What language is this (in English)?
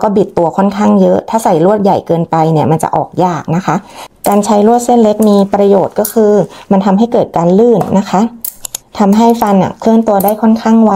Thai